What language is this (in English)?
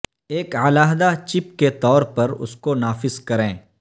Urdu